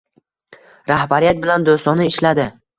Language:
Uzbek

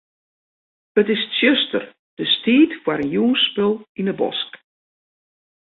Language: Western Frisian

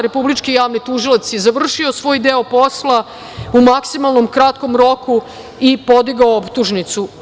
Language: Serbian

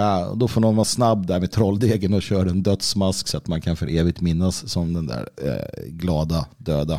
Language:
Swedish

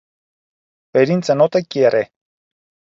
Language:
Armenian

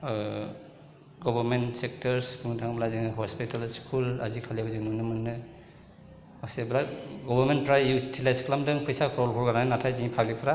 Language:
Bodo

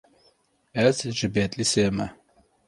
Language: Kurdish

